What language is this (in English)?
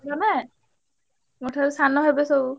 Odia